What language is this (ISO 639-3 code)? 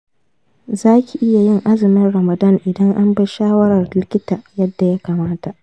hau